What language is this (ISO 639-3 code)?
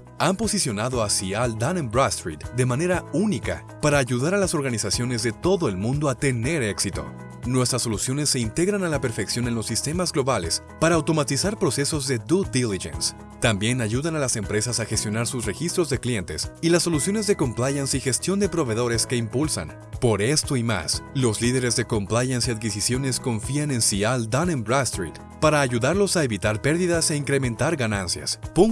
spa